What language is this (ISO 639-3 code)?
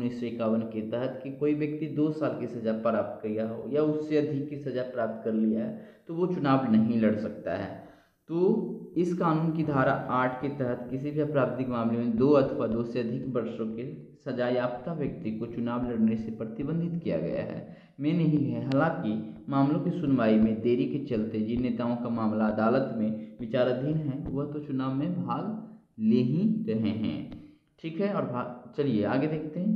hin